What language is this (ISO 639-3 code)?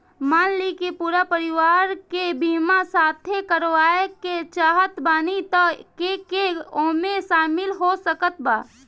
bho